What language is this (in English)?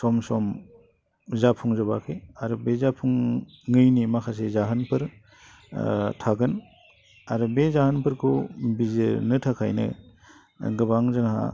Bodo